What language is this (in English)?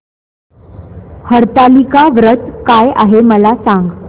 Marathi